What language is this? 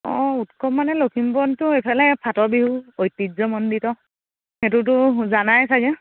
Assamese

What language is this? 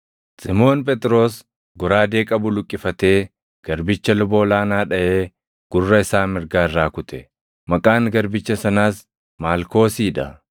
Oromo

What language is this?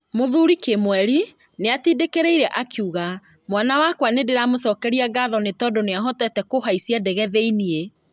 Kikuyu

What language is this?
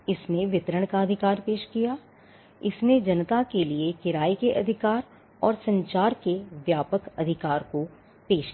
Hindi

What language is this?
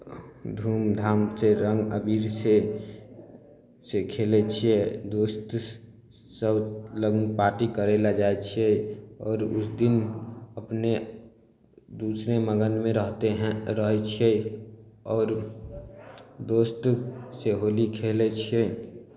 Maithili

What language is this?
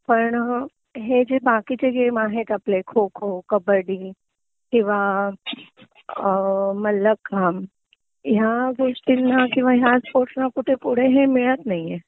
Marathi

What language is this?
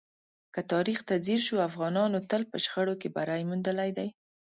Pashto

